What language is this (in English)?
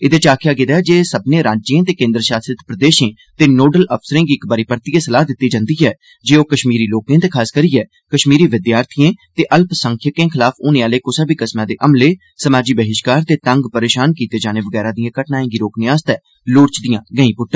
Dogri